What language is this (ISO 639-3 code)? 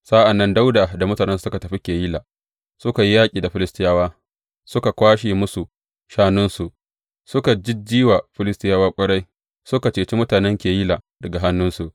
hau